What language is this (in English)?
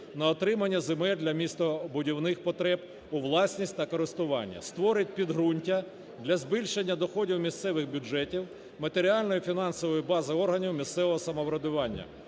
Ukrainian